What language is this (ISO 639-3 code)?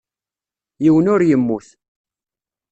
kab